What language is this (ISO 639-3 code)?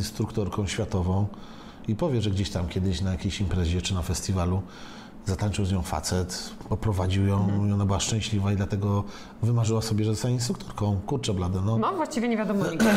pol